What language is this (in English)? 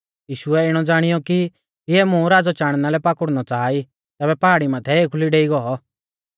Mahasu Pahari